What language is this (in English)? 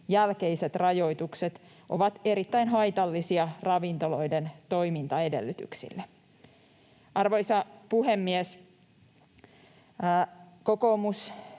Finnish